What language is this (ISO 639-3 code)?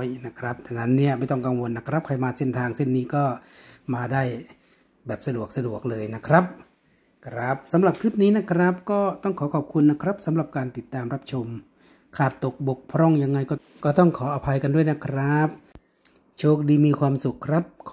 tha